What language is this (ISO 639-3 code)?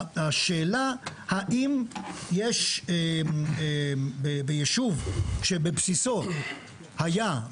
heb